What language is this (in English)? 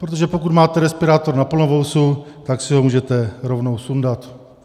Czech